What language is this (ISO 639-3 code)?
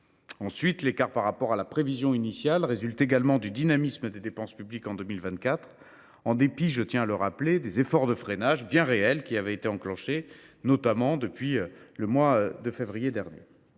fra